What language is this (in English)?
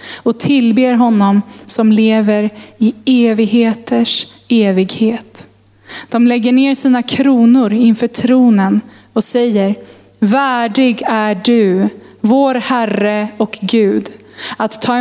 Swedish